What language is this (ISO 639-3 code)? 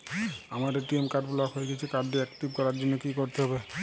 ben